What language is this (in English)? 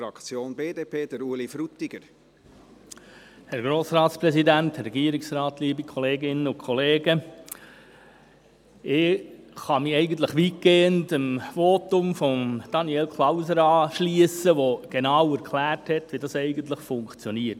Swiss German